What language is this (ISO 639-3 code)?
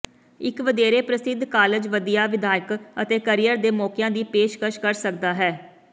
pan